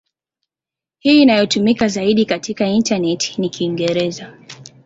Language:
Swahili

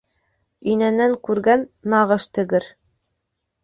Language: Bashkir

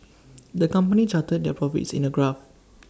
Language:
English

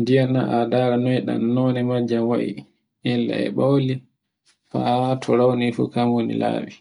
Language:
Borgu Fulfulde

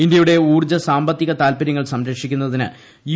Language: Malayalam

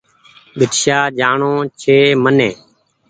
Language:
Goaria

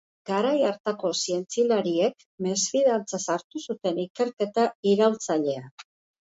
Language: Basque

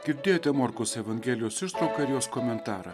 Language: Lithuanian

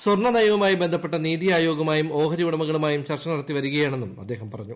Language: Malayalam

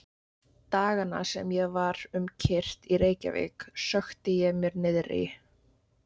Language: Icelandic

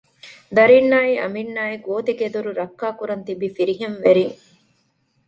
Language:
Divehi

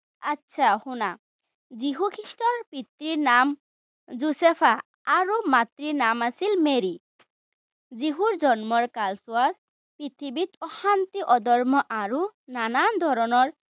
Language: Assamese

